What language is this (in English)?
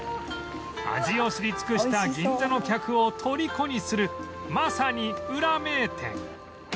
Japanese